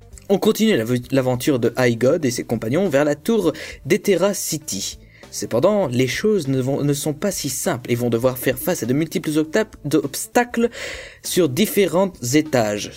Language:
French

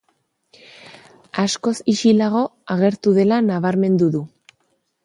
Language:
Basque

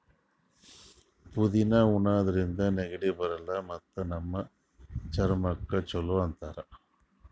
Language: Kannada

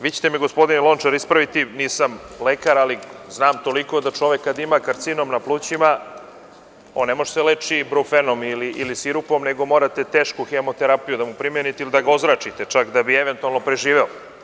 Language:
Serbian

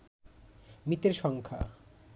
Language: Bangla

